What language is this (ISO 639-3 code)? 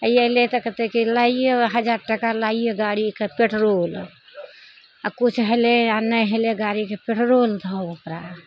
mai